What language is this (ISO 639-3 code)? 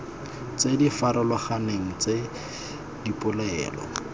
tsn